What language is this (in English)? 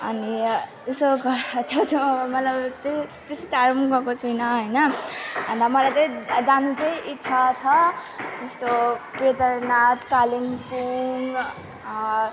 Nepali